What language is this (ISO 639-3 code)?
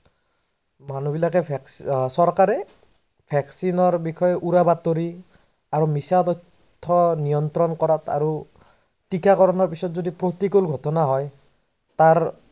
asm